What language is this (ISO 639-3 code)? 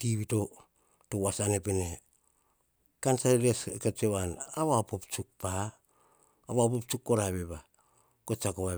hah